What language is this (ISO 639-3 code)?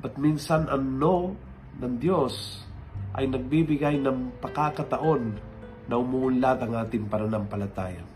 fil